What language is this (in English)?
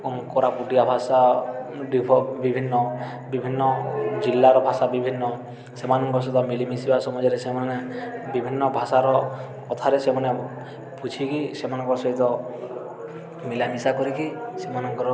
Odia